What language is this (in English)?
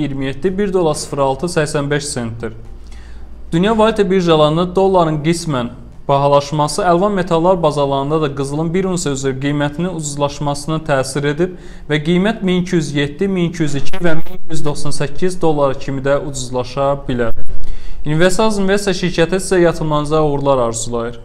Turkish